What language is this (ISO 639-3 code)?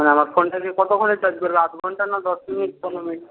ben